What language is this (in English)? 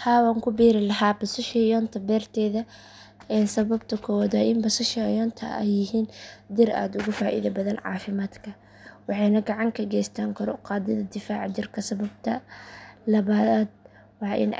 Somali